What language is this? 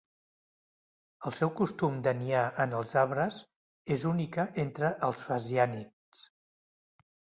Catalan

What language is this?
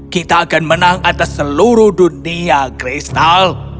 Indonesian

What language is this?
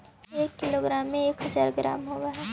Magahi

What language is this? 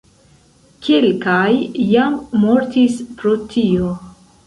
Esperanto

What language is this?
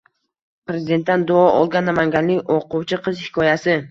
Uzbek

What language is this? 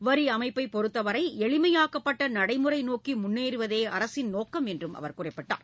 Tamil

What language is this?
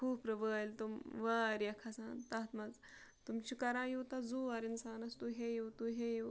Kashmiri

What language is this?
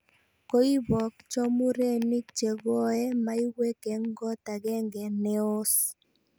Kalenjin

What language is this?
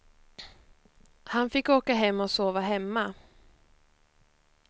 Swedish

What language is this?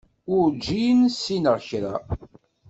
Kabyle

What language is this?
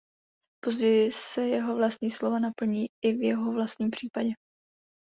Czech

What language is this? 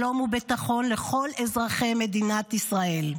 Hebrew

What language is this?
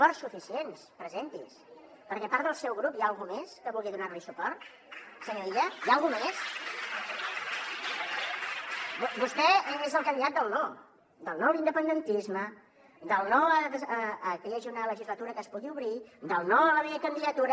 Catalan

